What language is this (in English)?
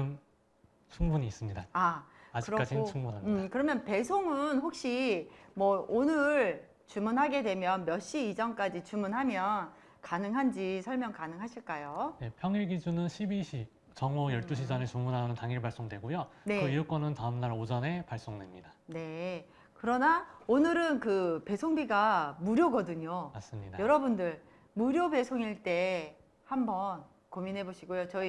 Korean